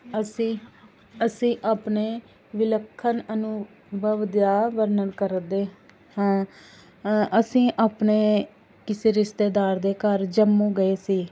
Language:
Punjabi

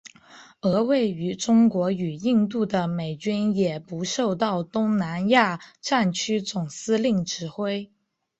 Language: Chinese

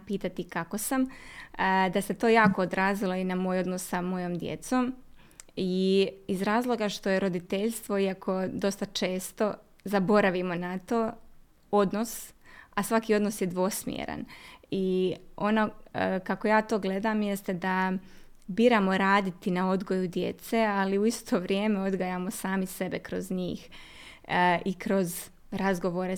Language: Croatian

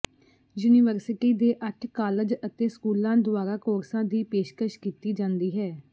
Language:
Punjabi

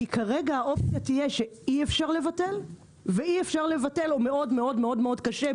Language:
Hebrew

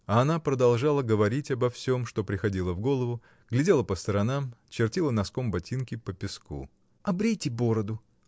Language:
Russian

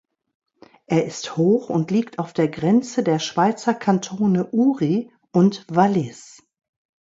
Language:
German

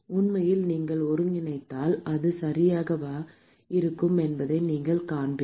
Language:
Tamil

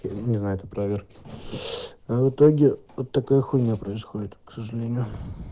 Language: Russian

